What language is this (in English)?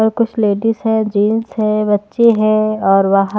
Hindi